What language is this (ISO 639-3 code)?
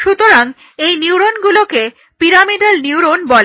ben